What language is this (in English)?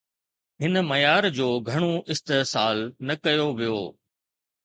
Sindhi